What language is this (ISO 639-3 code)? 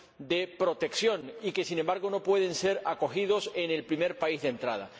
spa